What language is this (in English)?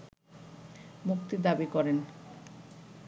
Bangla